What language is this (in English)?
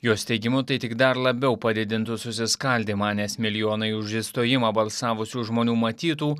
Lithuanian